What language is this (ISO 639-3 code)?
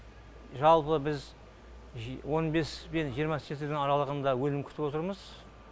kaz